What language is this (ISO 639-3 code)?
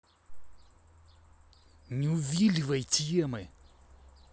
rus